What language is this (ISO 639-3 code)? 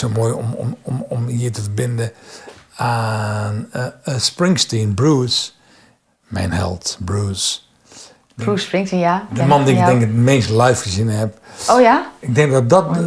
nld